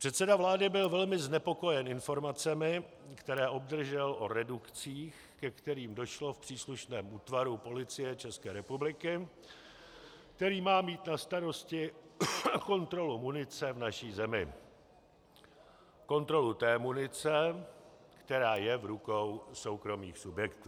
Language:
Czech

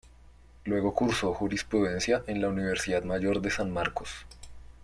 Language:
Spanish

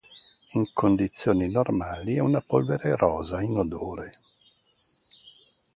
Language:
Italian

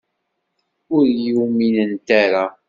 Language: Kabyle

